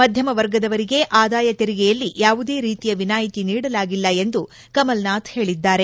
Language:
Kannada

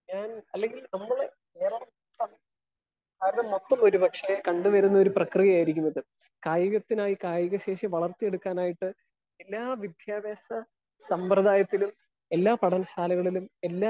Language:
Malayalam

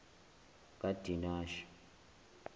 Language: Zulu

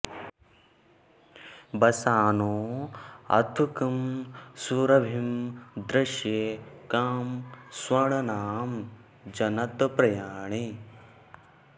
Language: Sanskrit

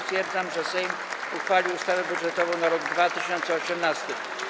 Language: Polish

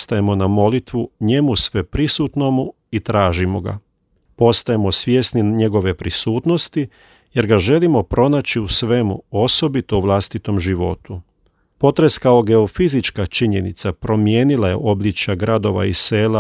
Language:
Croatian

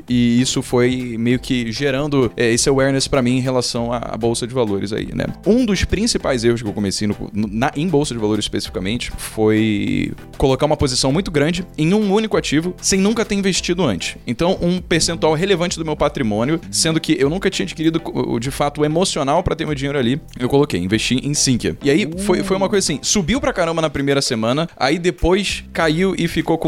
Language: Portuguese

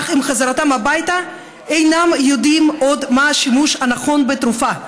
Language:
Hebrew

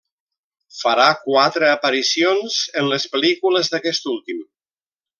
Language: Catalan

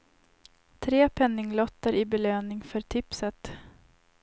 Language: Swedish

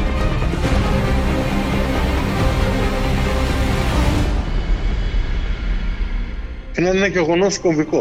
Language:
Greek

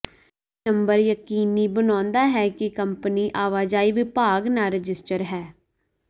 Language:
Punjabi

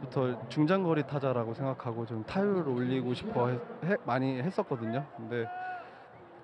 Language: Korean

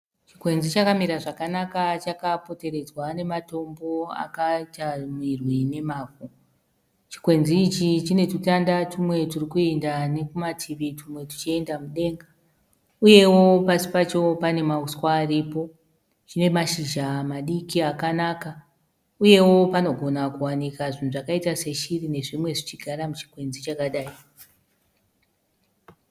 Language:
Shona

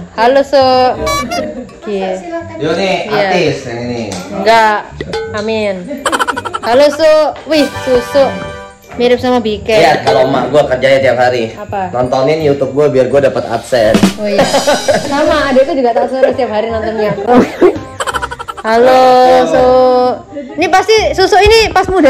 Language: Indonesian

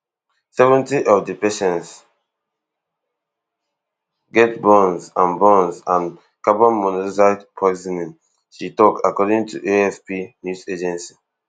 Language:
Nigerian Pidgin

